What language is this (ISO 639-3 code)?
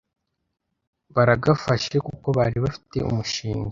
kin